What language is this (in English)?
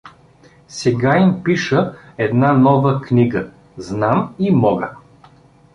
Bulgarian